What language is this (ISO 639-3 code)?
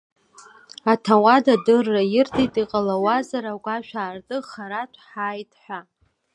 abk